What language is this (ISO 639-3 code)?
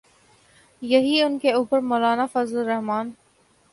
urd